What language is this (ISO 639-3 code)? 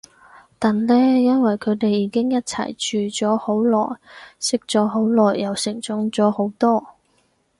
yue